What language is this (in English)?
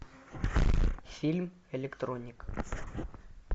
Russian